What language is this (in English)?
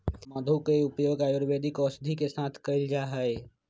Magahi